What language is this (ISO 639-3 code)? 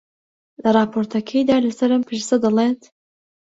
ckb